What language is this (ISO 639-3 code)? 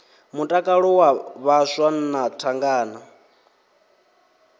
ven